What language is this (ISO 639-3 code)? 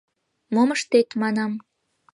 chm